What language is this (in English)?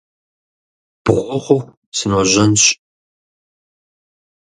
Kabardian